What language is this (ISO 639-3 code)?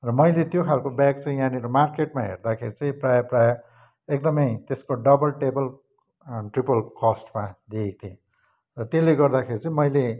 nep